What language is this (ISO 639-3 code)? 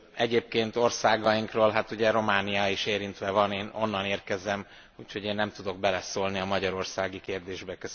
hun